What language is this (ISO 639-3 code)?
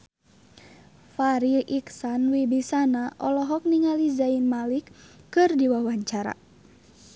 sun